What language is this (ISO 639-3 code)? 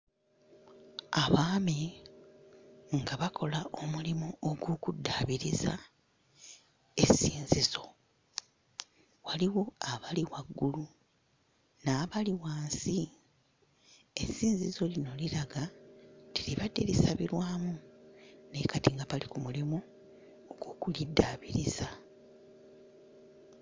lug